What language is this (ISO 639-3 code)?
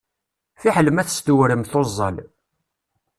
kab